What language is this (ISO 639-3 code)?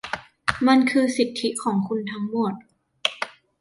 tha